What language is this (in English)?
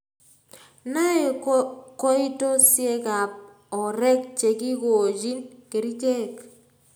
Kalenjin